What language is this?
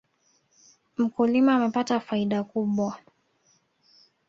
Swahili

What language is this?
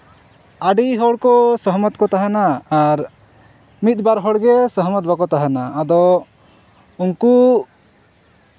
Santali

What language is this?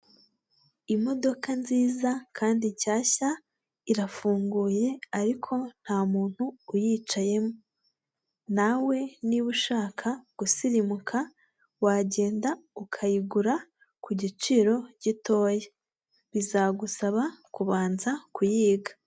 Kinyarwanda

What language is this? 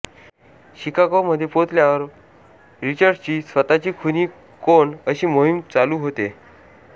Marathi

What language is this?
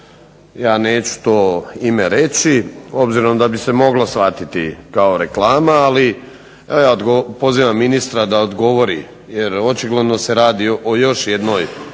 Croatian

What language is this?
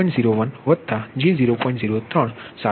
Gujarati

